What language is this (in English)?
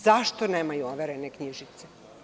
Serbian